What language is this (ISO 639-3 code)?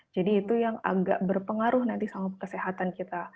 ind